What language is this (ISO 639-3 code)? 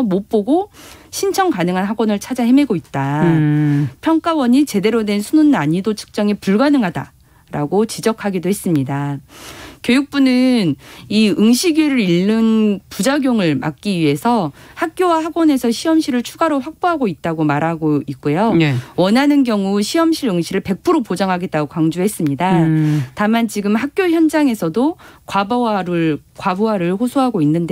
kor